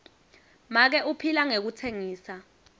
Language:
Swati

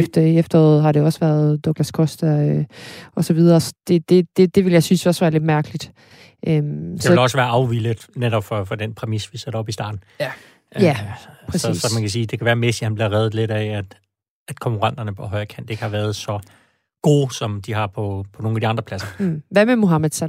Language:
Danish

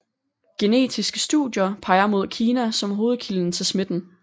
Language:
Danish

